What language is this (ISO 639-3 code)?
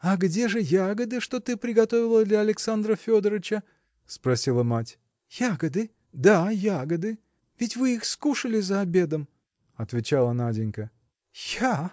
rus